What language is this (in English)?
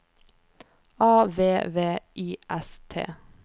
Norwegian